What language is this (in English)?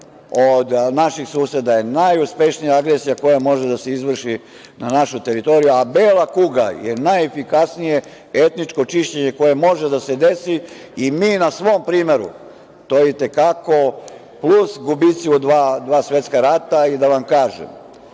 Serbian